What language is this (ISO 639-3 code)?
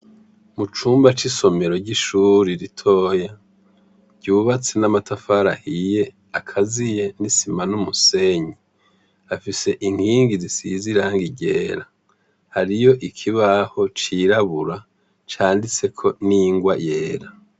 run